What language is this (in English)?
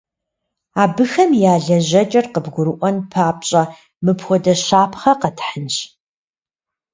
Kabardian